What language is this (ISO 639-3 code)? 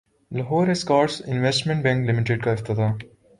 urd